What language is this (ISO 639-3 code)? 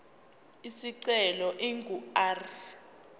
zul